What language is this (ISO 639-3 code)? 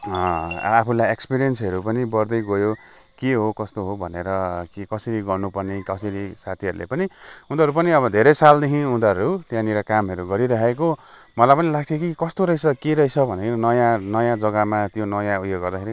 nep